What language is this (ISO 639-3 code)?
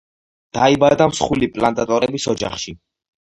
kat